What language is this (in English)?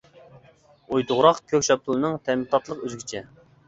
Uyghur